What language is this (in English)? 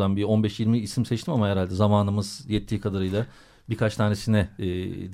Turkish